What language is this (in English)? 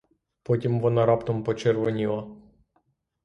Ukrainian